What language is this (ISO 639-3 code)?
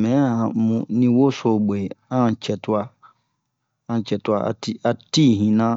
bmq